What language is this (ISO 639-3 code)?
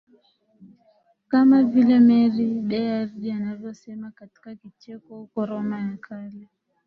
swa